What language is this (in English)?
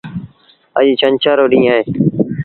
Sindhi Bhil